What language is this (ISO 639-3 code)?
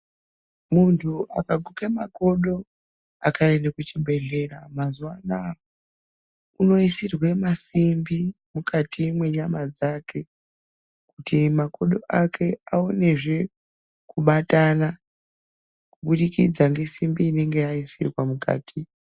ndc